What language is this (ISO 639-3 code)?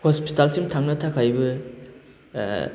brx